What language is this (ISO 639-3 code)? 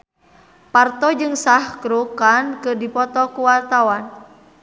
sun